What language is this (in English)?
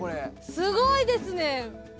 Japanese